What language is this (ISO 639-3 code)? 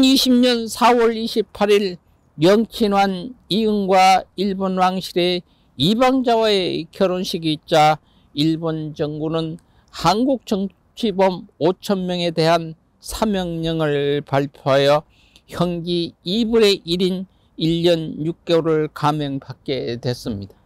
kor